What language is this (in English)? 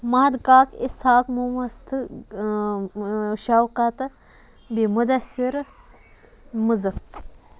Kashmiri